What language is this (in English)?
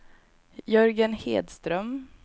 Swedish